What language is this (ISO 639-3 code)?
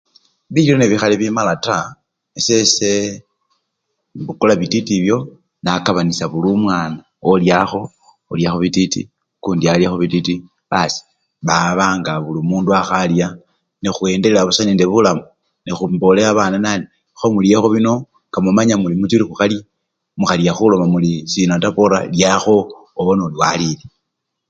luy